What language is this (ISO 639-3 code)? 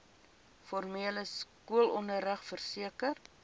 afr